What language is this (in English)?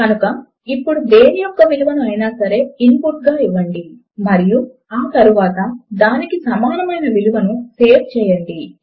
Telugu